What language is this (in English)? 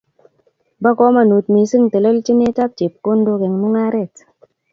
Kalenjin